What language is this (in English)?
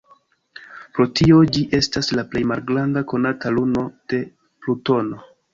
Esperanto